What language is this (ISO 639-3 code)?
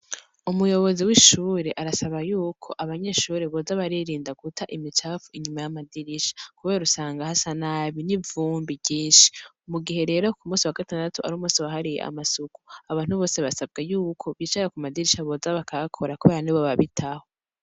run